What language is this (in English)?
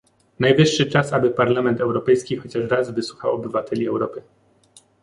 Polish